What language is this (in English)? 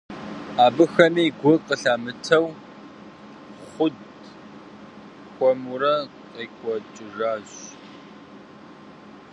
Kabardian